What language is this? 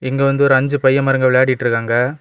Tamil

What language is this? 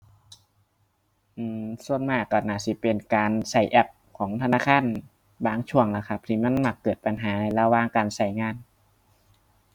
Thai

